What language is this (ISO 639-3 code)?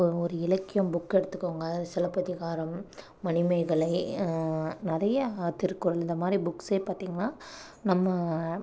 tam